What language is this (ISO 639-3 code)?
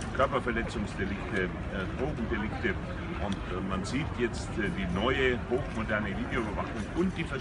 deu